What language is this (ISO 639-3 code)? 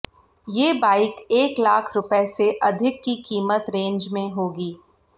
hin